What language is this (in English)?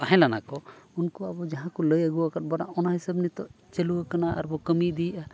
Santali